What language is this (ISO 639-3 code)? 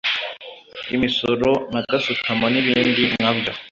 kin